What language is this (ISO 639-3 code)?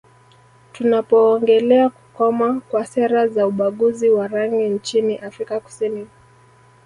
swa